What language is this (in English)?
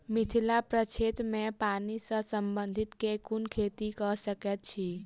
Maithili